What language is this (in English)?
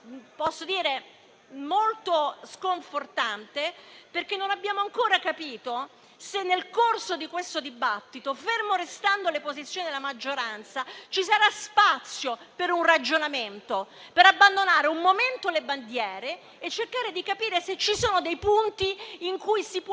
Italian